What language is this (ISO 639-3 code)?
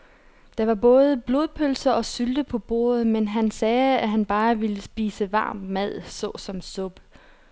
dan